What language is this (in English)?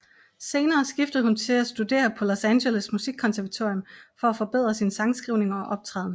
Danish